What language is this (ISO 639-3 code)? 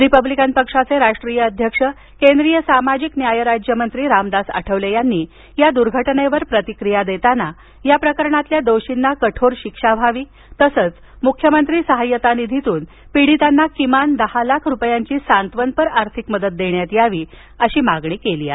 mar